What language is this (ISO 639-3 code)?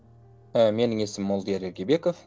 kaz